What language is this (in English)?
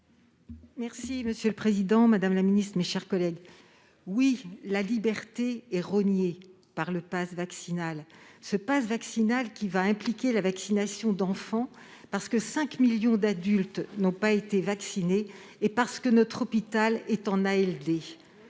French